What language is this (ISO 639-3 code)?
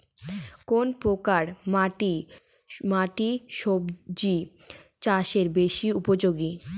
ben